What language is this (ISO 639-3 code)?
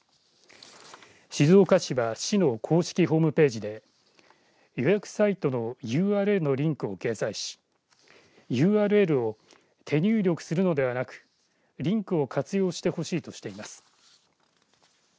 jpn